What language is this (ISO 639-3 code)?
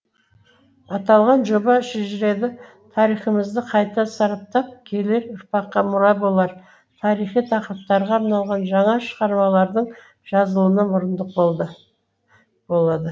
kaz